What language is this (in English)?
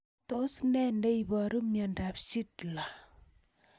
Kalenjin